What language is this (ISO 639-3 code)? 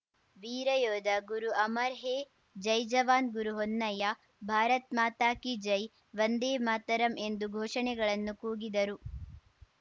kan